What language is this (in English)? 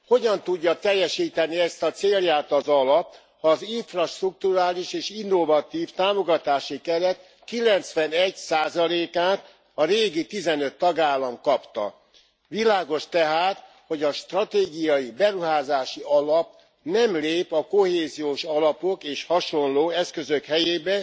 Hungarian